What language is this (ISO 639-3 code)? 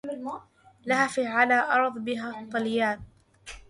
ara